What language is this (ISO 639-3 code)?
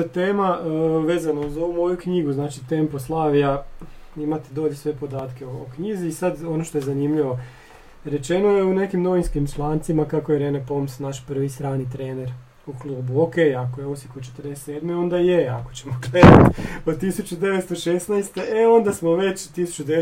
hrv